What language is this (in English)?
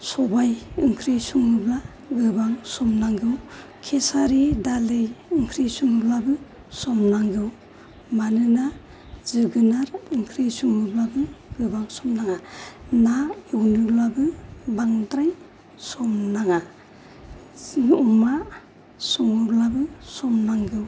Bodo